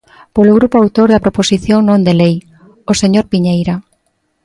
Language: Galician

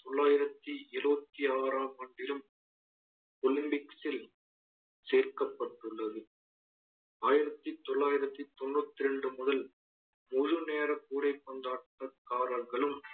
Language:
Tamil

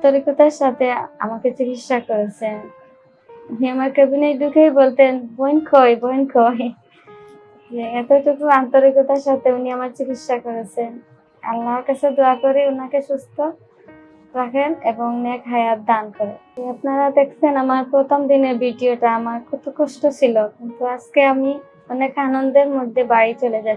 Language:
Turkish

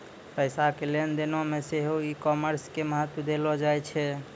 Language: Maithili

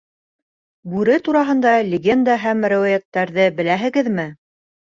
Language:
Bashkir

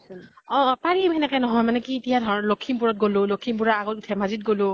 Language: Assamese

